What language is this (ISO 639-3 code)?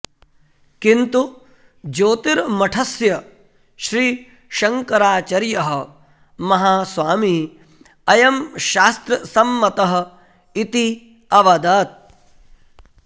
san